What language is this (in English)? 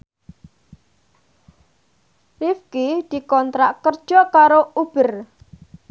Javanese